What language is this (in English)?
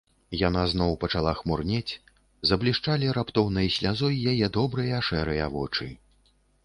Belarusian